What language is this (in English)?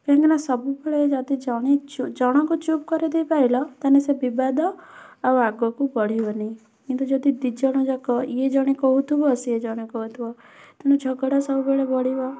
Odia